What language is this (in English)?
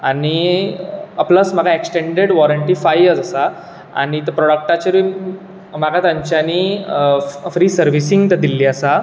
Konkani